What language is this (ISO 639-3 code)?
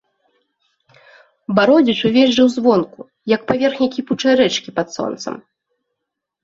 bel